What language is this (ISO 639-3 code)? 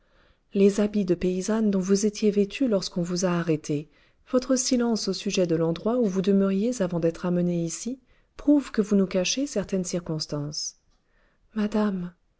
fra